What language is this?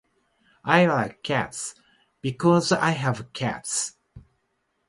Japanese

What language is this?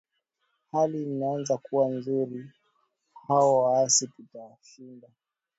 Swahili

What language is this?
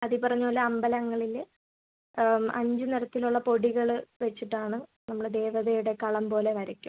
Malayalam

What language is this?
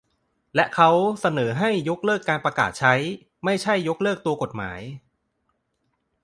Thai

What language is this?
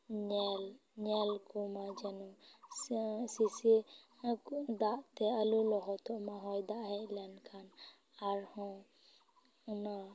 Santali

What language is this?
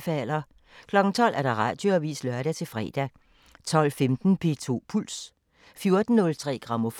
Danish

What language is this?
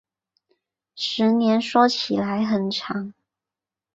Chinese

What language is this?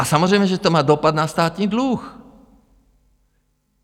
Czech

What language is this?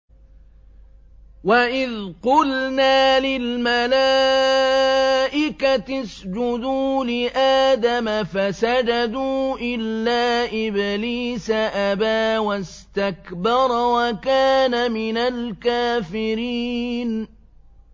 Arabic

